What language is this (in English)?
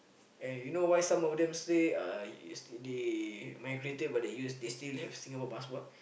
English